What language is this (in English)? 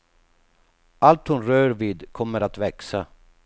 Swedish